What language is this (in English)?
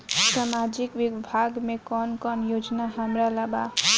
Bhojpuri